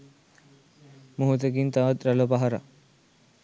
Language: Sinhala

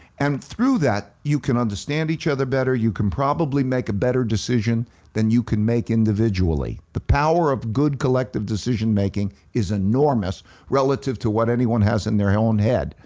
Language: English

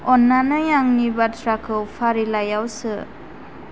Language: Bodo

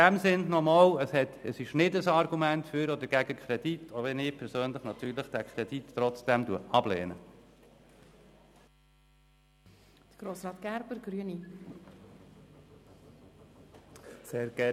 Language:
Swiss German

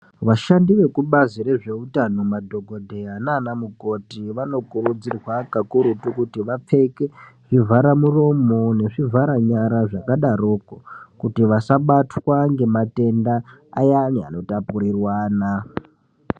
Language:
Ndau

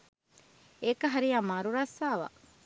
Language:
Sinhala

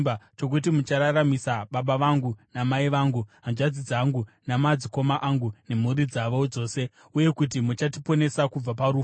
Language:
Shona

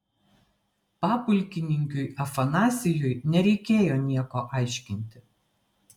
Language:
Lithuanian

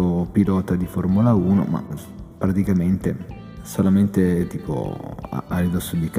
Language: Italian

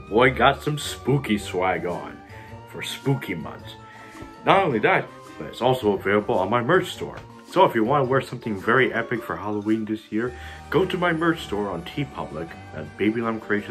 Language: English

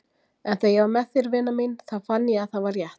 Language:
Icelandic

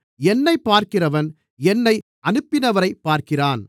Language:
Tamil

